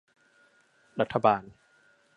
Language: Thai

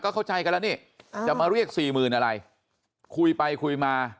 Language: Thai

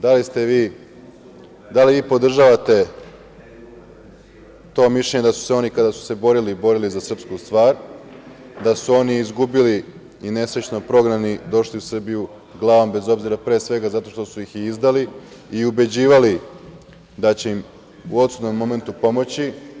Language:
Serbian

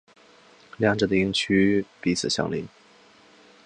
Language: Chinese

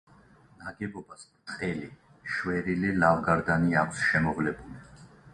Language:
Georgian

